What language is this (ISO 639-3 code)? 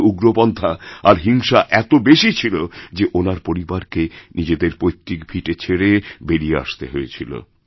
ben